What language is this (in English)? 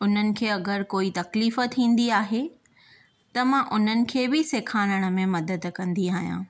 Sindhi